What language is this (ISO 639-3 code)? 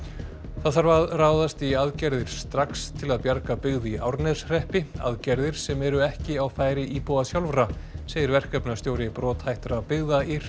isl